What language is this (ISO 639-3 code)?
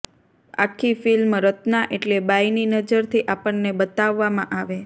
guj